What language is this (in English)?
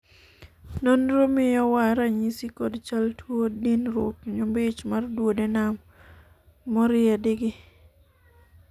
Luo (Kenya and Tanzania)